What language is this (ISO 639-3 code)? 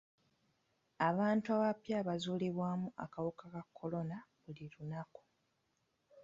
lug